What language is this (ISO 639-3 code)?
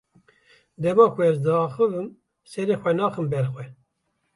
kur